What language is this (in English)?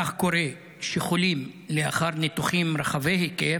Hebrew